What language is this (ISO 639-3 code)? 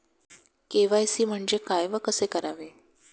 mar